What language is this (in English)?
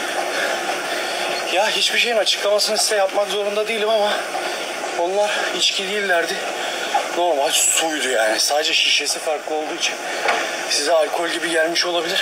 Turkish